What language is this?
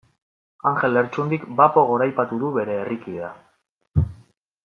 Basque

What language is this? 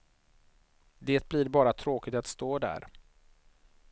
Swedish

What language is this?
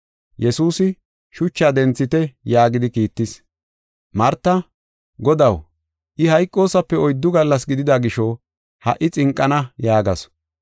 Gofa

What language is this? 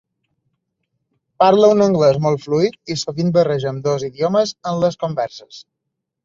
Catalan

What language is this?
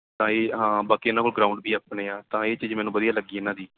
Punjabi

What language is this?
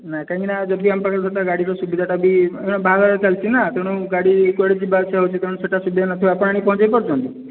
Odia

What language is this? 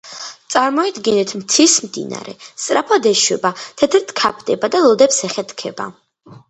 Georgian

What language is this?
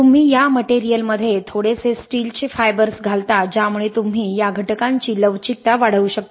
Marathi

